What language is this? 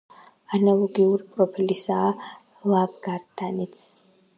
Georgian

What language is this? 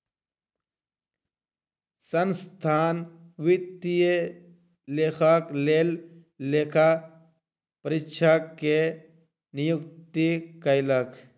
Maithili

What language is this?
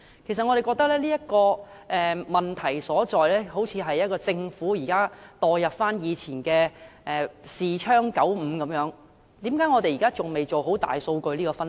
Cantonese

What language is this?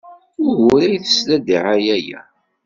Kabyle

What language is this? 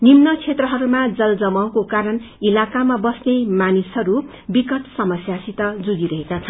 Nepali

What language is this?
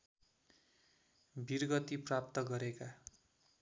Nepali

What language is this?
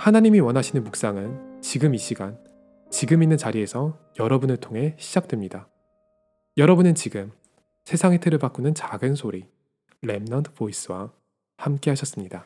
Korean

